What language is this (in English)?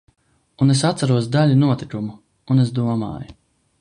Latvian